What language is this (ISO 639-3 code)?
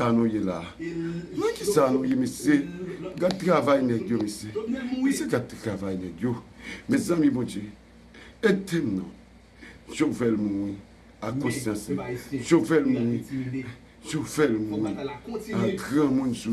fra